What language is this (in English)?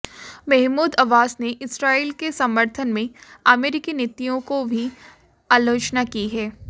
Hindi